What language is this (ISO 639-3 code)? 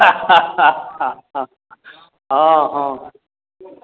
mai